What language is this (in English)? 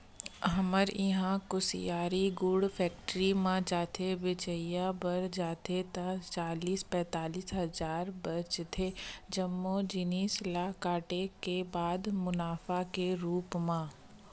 Chhattisgarhi